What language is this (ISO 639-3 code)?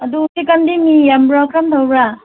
mni